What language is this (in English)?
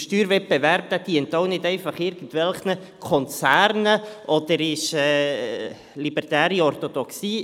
Swiss German